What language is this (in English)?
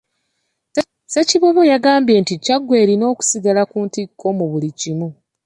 Ganda